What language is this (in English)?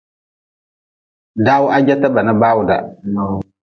Nawdm